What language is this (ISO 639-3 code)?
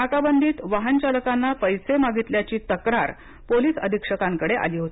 mar